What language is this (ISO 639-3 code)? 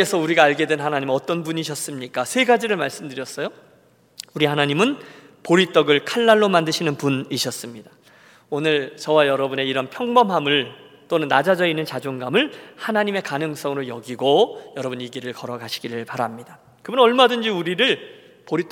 kor